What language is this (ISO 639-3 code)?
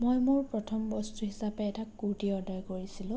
asm